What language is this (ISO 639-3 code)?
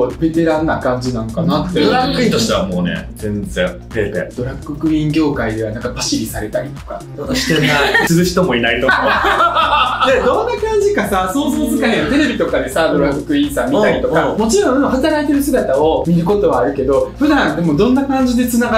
jpn